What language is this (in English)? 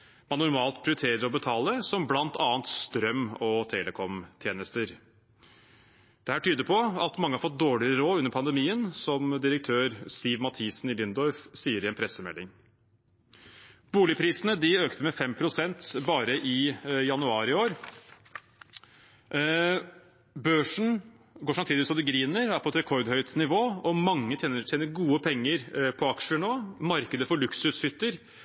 Norwegian Bokmål